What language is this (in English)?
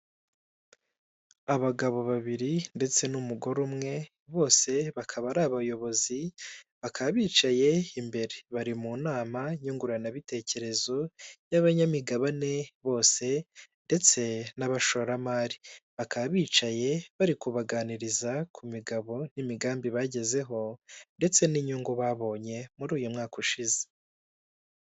Kinyarwanda